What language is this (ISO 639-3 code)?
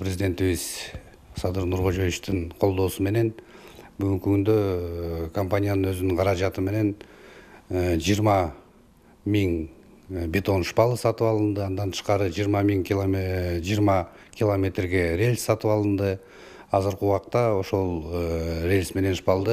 rus